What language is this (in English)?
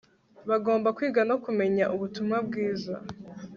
Kinyarwanda